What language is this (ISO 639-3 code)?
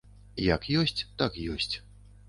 bel